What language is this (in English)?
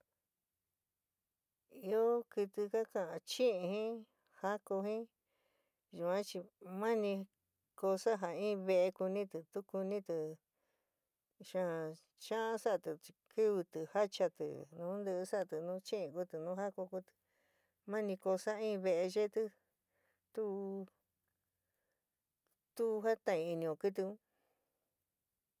San Miguel El Grande Mixtec